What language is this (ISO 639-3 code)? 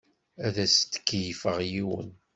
kab